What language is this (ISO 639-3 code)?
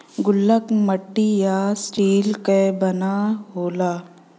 bho